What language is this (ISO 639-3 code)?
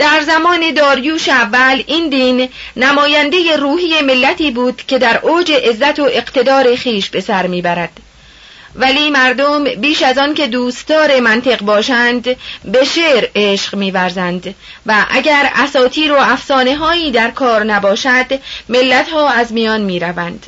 fas